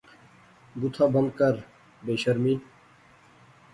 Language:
Pahari-Potwari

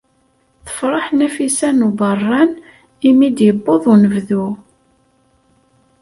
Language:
Kabyle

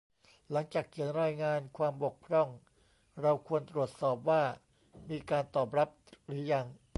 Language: Thai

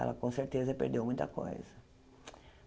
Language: Portuguese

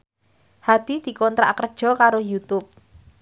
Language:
Javanese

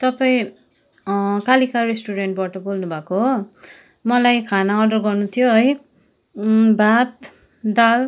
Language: Nepali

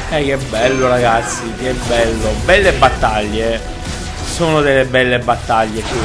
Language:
Italian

